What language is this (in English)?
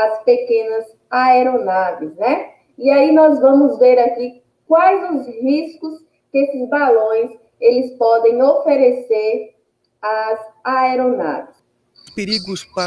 Portuguese